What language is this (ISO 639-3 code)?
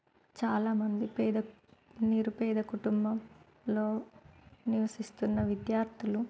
tel